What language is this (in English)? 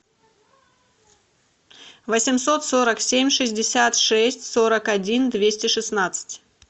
Russian